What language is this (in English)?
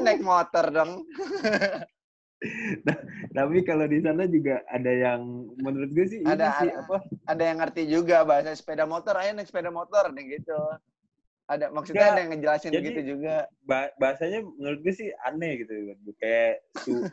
Indonesian